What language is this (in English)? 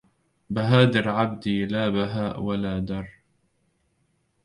Arabic